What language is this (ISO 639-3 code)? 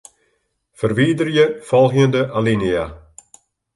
fry